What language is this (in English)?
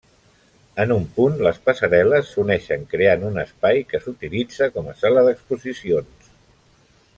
Catalan